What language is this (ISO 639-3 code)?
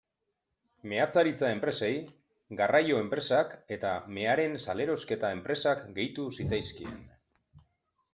eus